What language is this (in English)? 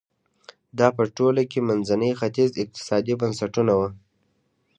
Pashto